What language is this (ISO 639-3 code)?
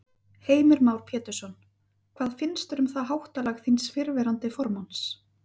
isl